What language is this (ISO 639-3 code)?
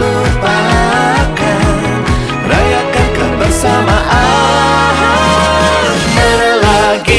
ind